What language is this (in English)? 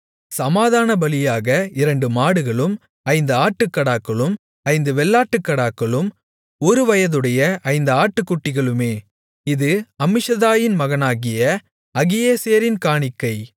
Tamil